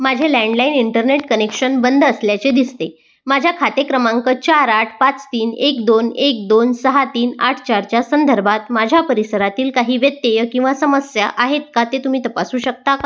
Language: Marathi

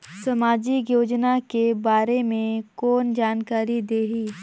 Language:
Chhattisgarhi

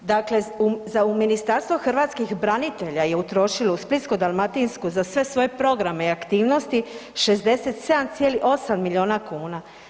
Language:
Croatian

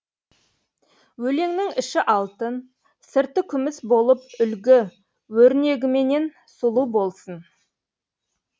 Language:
Kazakh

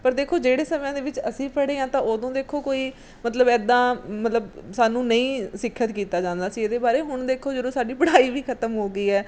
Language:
Punjabi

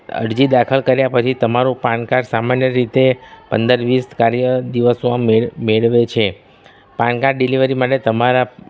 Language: Gujarati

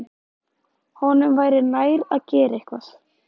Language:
Icelandic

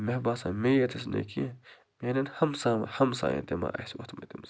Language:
Kashmiri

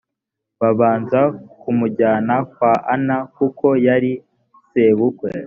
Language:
Kinyarwanda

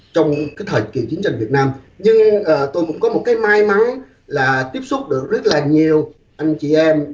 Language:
Vietnamese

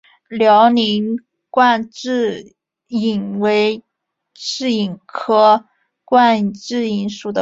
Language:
Chinese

